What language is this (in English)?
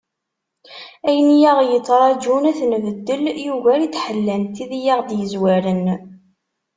Kabyle